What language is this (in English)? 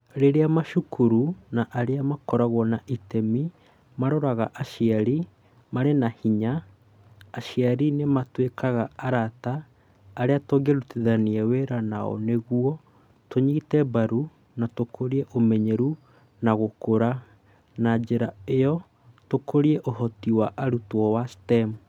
Kikuyu